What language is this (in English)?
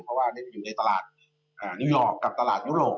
Thai